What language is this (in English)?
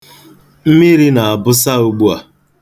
Igbo